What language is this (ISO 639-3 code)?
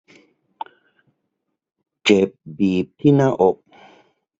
tha